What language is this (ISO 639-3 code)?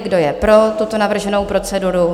ces